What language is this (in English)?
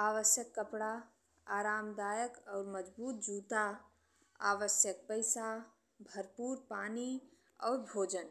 Bhojpuri